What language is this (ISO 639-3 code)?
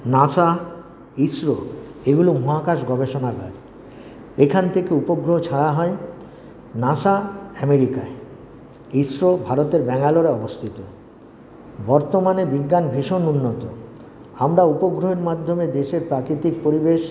ben